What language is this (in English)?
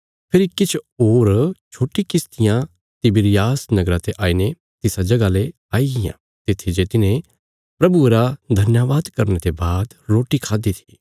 Bilaspuri